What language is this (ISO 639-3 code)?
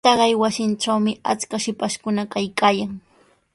qws